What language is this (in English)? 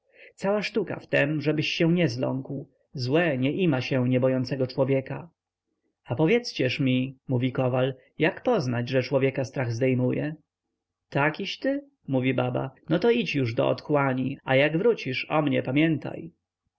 Polish